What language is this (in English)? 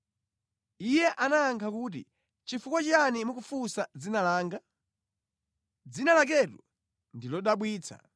Nyanja